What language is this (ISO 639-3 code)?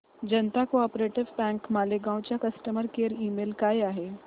mar